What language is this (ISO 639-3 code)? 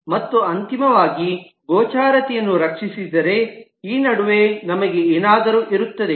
kan